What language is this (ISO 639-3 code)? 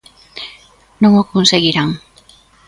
glg